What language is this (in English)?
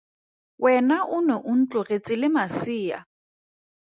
Tswana